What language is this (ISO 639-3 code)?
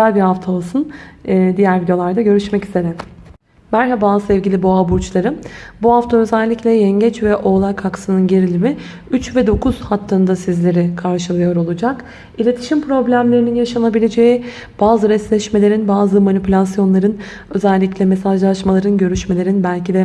tur